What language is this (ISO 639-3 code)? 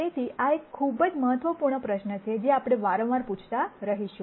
guj